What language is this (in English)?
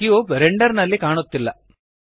Kannada